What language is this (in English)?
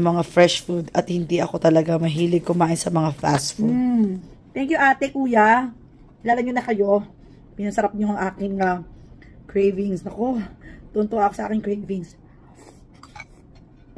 Filipino